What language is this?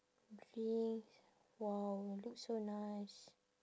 English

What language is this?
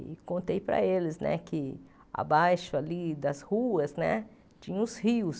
Portuguese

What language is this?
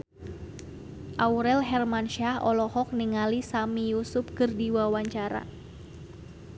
Sundanese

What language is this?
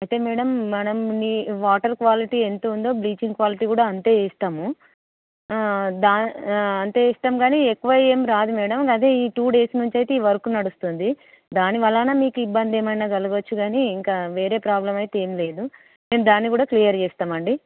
Telugu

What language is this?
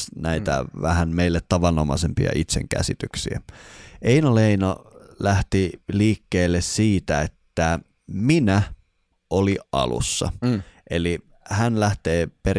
Finnish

